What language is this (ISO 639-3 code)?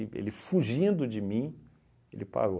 por